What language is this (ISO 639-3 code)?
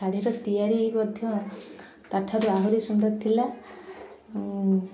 ori